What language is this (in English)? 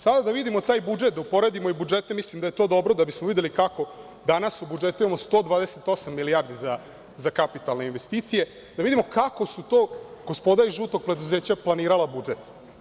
Serbian